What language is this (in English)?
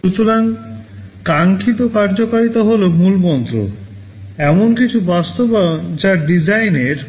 Bangla